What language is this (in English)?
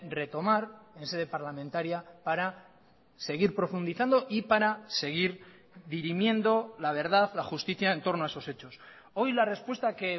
Spanish